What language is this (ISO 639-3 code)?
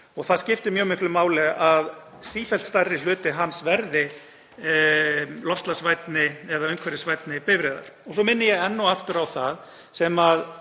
isl